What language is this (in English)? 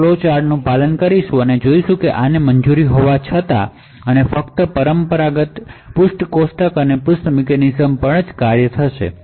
Gujarati